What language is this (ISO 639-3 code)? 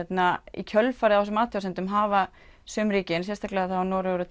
isl